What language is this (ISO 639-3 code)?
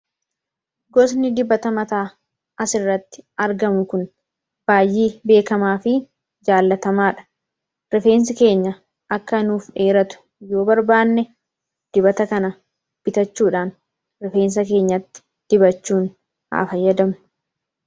orm